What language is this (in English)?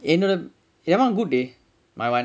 English